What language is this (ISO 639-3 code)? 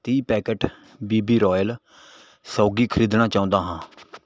pan